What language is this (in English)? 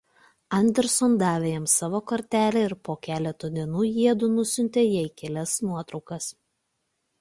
Lithuanian